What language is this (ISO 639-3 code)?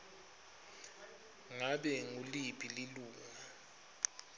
ssw